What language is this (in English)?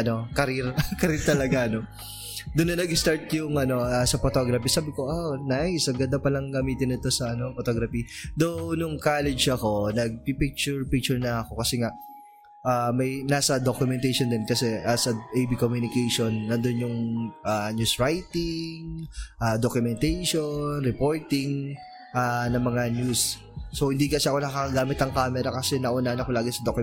Filipino